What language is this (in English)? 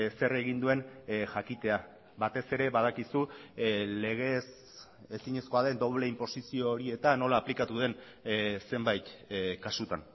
Basque